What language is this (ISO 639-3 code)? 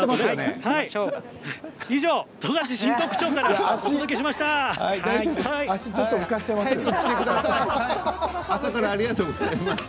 jpn